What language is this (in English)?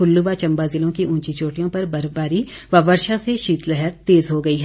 Hindi